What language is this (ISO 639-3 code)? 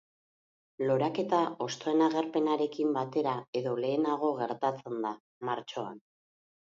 eus